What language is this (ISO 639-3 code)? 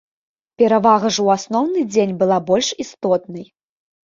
bel